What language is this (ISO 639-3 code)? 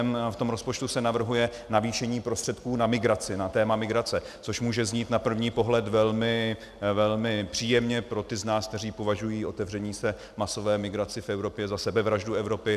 ces